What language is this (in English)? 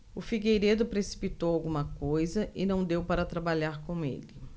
Portuguese